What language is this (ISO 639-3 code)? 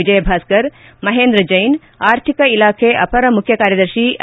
kan